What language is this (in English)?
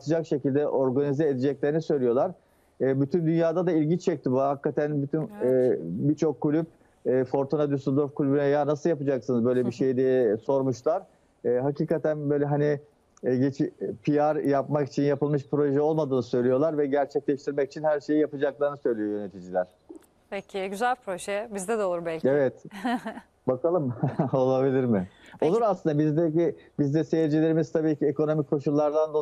Turkish